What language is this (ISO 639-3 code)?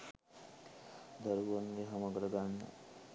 sin